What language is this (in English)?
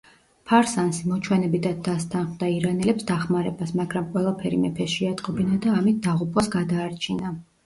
Georgian